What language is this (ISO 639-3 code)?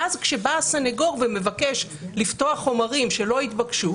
heb